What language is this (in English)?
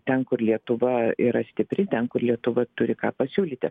Lithuanian